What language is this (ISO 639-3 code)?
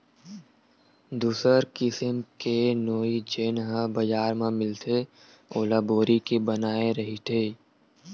hne